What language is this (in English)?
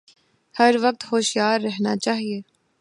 Urdu